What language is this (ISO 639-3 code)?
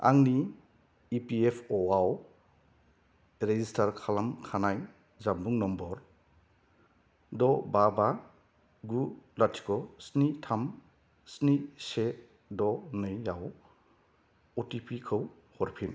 brx